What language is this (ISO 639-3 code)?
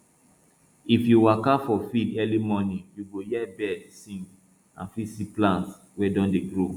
pcm